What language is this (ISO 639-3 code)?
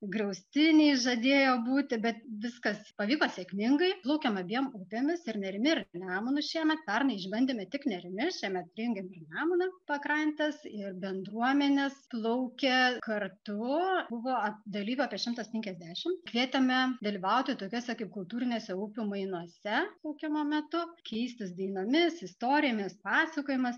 lit